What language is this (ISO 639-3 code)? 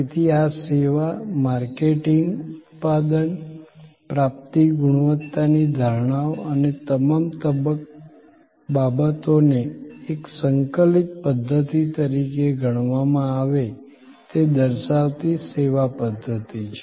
guj